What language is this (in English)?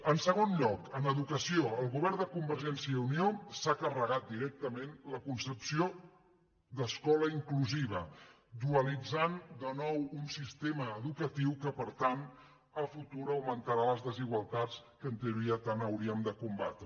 Catalan